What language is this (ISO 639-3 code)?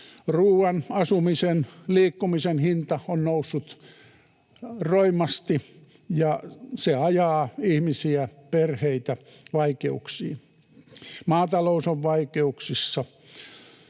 fin